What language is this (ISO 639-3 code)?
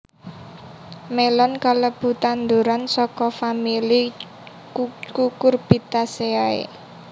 jav